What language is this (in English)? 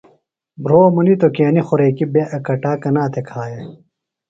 Phalura